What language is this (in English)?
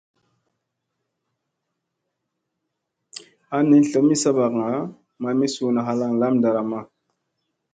Musey